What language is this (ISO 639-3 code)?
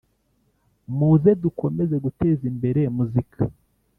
kin